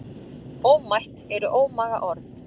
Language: Icelandic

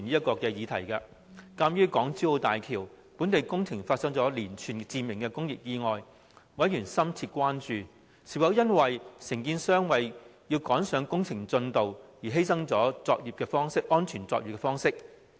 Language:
Cantonese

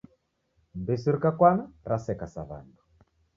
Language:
Taita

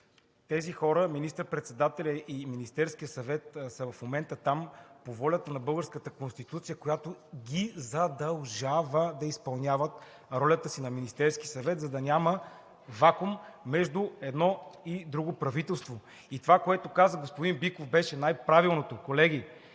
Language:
Bulgarian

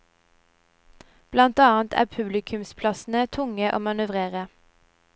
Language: Norwegian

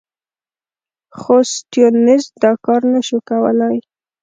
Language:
Pashto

